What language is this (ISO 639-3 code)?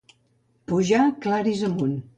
cat